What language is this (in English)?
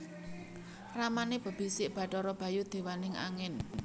Javanese